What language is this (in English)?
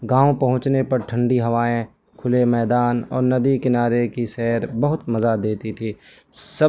Urdu